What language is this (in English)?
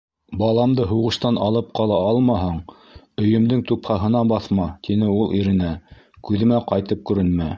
Bashkir